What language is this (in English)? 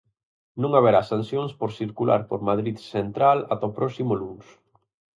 Galician